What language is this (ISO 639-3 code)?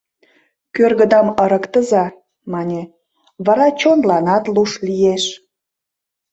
chm